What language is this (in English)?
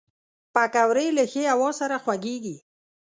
Pashto